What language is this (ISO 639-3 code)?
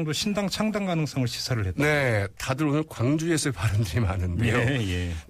kor